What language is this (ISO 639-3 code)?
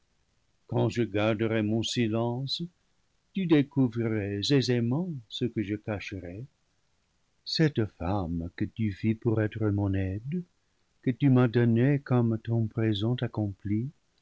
fra